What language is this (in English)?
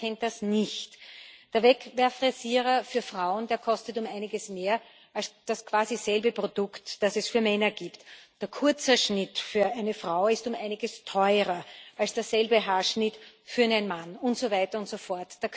German